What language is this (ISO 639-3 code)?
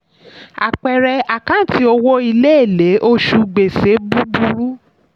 yor